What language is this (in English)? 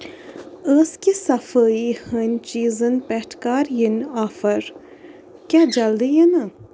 Kashmiri